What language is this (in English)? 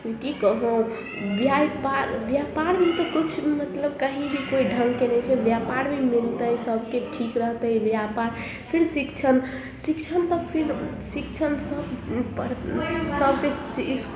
Maithili